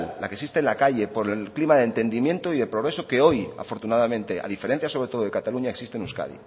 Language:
Spanish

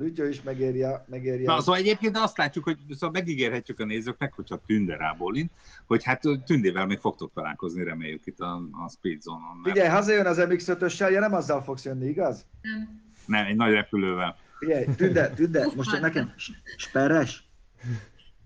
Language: Hungarian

